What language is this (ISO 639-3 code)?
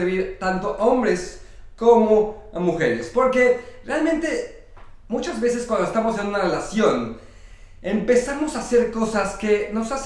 spa